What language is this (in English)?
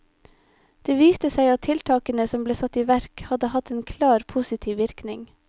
Norwegian